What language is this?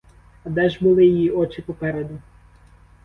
Ukrainian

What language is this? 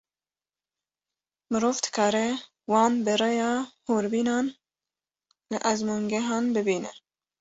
Kurdish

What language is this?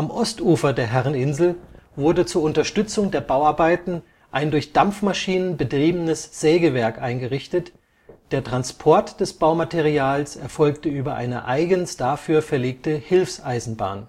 German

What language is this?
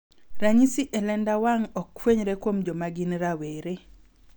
Luo (Kenya and Tanzania)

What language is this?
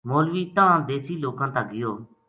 Gujari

